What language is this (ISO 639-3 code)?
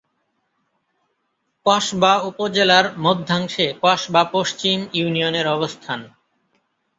ben